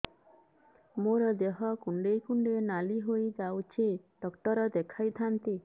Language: Odia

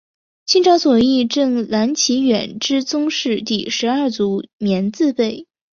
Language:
Chinese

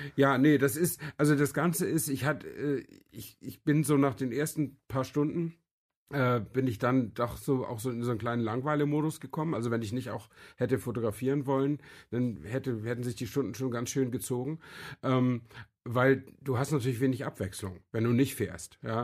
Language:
German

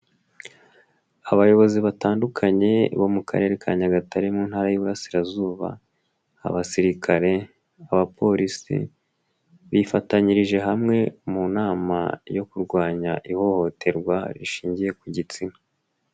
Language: Kinyarwanda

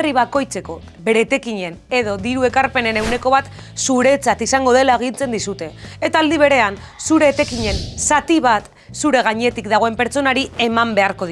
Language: Basque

